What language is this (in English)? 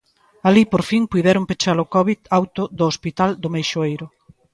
Galician